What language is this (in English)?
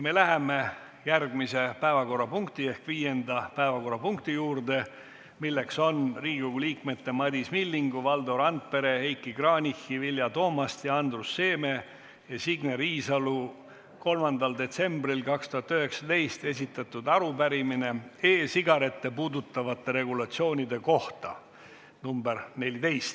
Estonian